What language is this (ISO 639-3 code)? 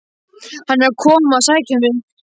isl